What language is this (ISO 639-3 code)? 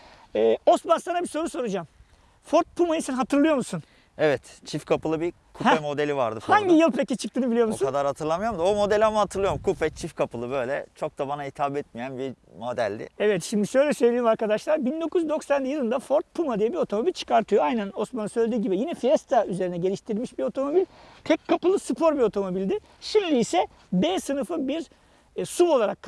tur